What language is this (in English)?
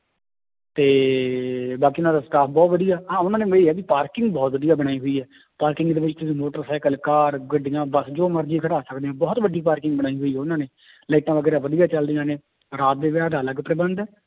Punjabi